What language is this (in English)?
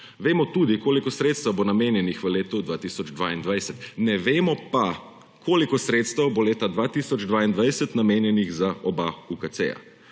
Slovenian